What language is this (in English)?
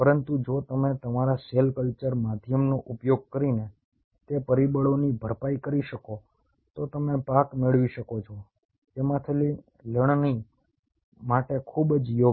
Gujarati